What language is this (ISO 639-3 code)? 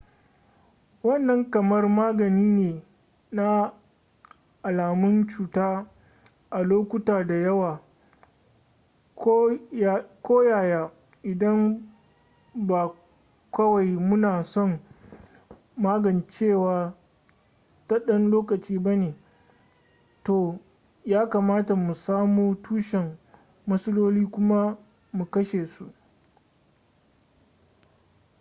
hau